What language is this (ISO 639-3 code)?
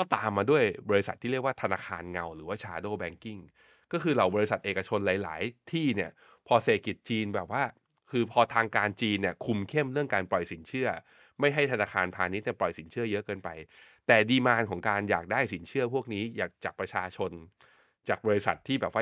tha